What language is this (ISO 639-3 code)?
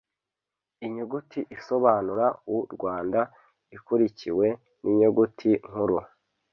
kin